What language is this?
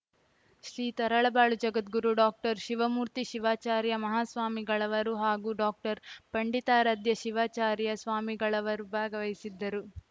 Kannada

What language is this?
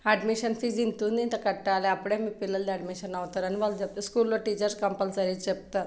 Telugu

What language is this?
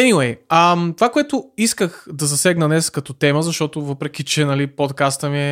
Bulgarian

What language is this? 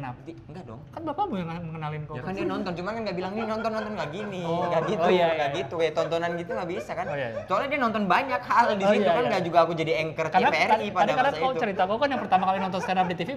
Indonesian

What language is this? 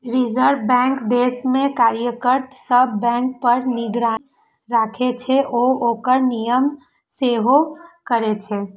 Maithili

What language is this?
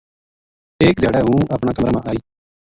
Gujari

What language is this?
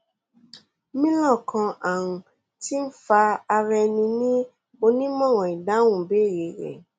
Yoruba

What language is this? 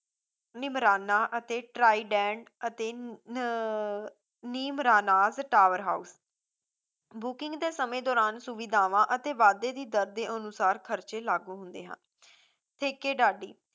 Punjabi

